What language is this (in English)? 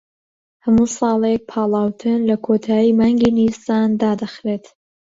Central Kurdish